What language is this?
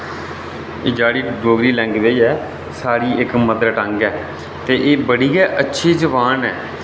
Dogri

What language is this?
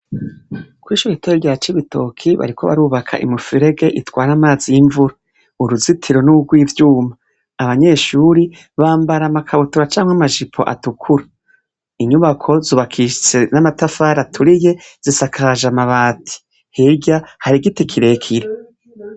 Rundi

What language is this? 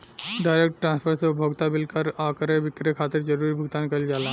Bhojpuri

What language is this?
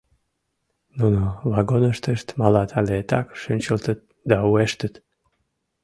Mari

